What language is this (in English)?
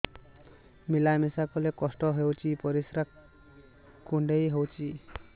Odia